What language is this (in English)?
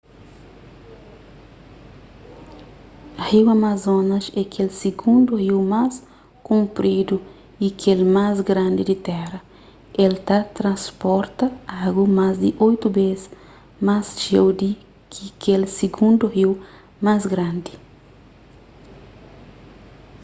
Kabuverdianu